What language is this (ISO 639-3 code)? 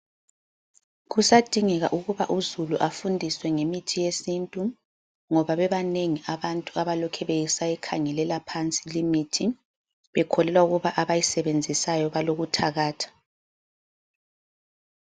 nde